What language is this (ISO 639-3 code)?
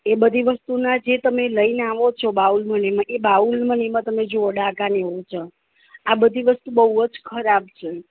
guj